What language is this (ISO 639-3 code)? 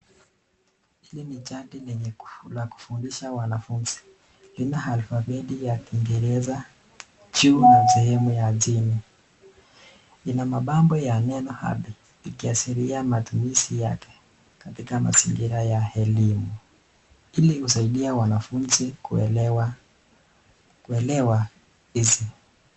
swa